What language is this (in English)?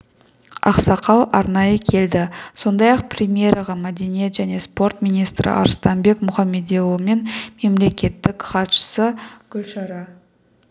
Kazakh